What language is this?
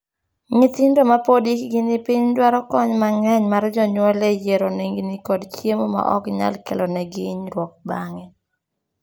Luo (Kenya and Tanzania)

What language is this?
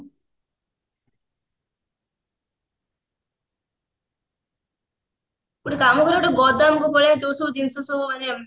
Odia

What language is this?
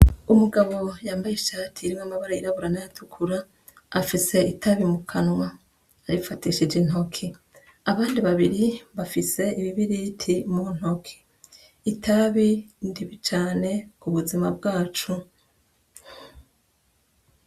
Rundi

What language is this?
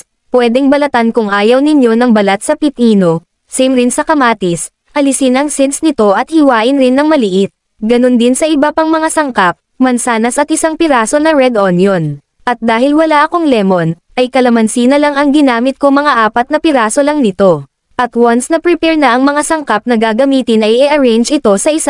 Filipino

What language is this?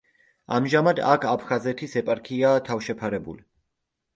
Georgian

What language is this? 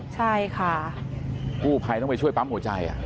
Thai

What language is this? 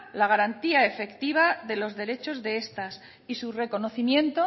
Spanish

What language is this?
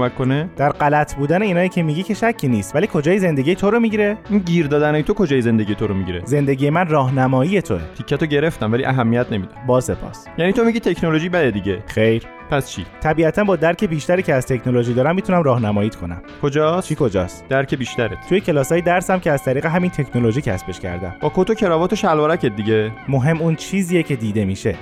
Persian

